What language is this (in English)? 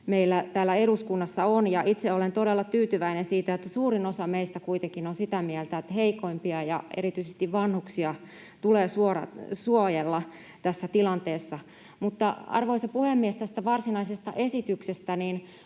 Finnish